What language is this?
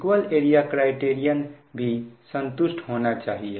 Hindi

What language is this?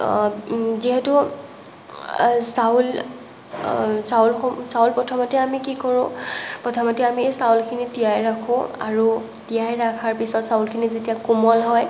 Assamese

